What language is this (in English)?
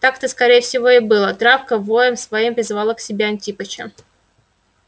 Russian